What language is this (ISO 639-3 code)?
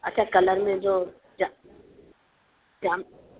snd